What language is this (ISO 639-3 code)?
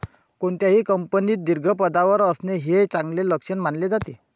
mar